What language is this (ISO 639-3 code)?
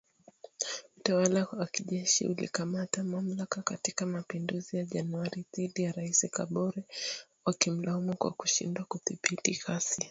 swa